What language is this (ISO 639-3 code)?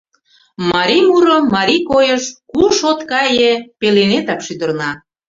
chm